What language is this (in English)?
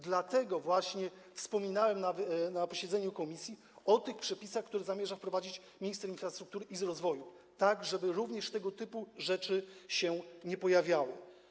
Polish